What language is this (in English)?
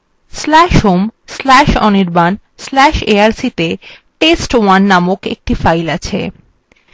Bangla